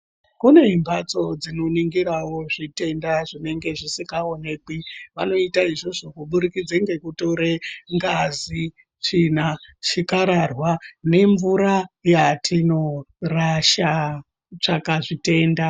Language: Ndau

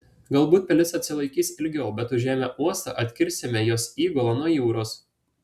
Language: Lithuanian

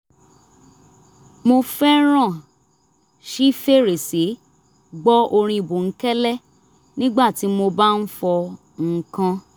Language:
Yoruba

